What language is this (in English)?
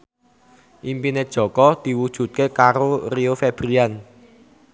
Javanese